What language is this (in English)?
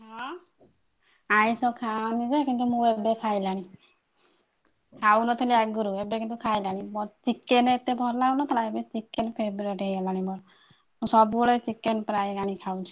Odia